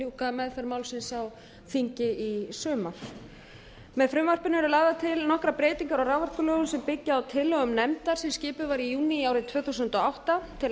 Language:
Icelandic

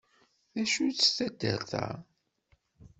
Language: Kabyle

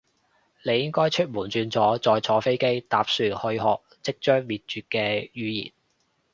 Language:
Cantonese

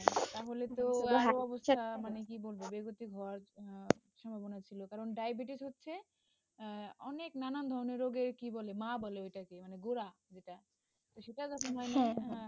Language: Bangla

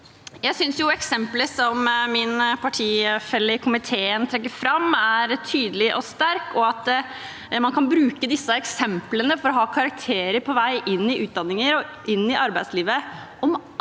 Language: Norwegian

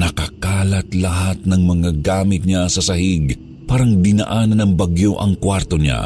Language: Filipino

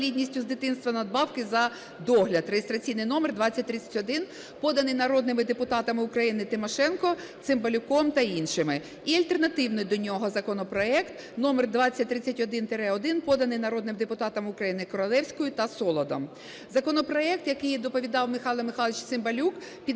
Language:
Ukrainian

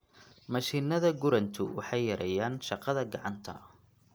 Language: Somali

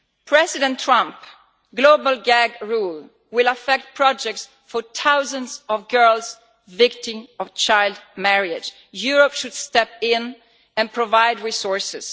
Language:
English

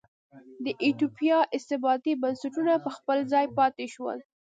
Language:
Pashto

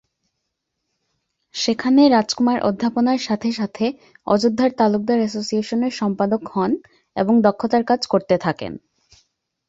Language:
Bangla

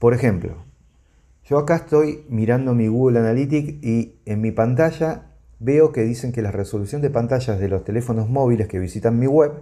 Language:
Spanish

